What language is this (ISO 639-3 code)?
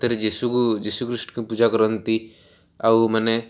ori